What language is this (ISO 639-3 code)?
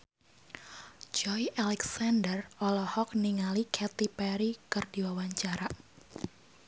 sun